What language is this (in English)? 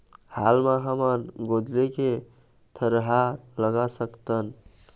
Chhattisgarhi